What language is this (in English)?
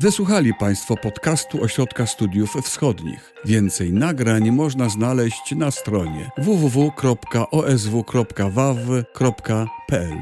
Polish